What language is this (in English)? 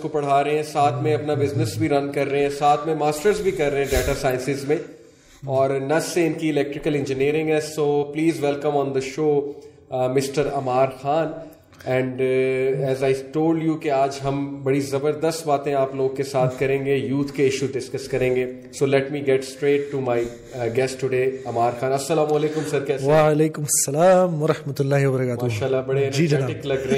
Urdu